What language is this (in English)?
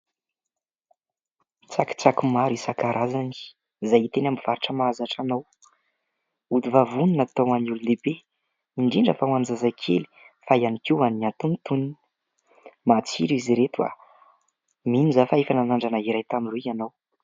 Malagasy